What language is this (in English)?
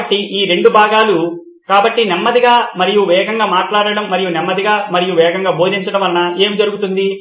Telugu